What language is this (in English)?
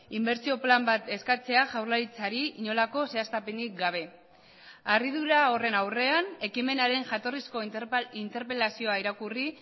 Basque